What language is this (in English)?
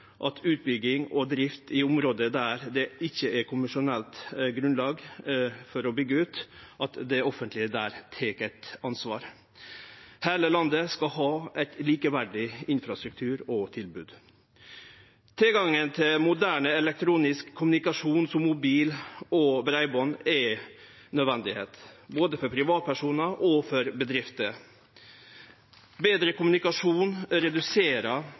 Norwegian Nynorsk